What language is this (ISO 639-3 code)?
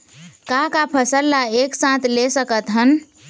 hne